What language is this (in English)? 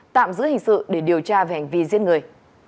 Vietnamese